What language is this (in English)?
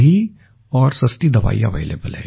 Hindi